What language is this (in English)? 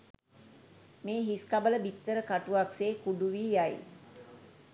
Sinhala